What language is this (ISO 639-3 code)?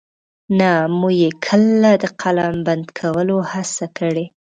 pus